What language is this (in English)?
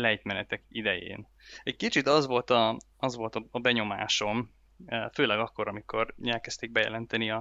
Hungarian